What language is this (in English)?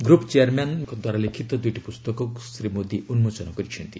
Odia